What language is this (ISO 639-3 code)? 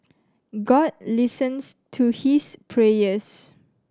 eng